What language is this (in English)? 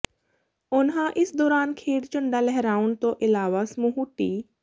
Punjabi